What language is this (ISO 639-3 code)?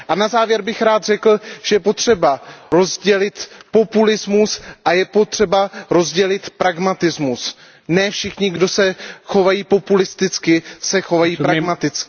ces